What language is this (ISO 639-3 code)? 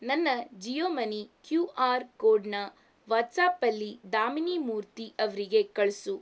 kan